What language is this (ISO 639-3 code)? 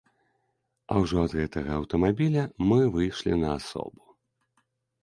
bel